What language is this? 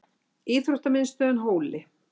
Icelandic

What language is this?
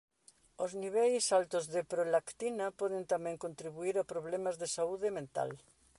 Galician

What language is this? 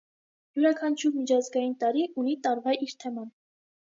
Armenian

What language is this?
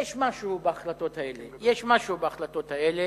Hebrew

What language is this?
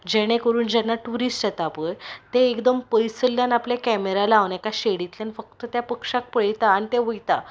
Konkani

